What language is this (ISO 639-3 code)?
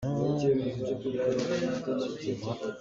cnh